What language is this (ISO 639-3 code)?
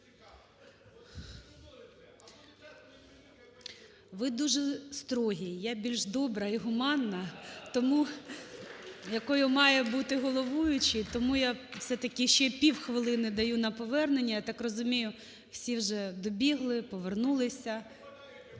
ukr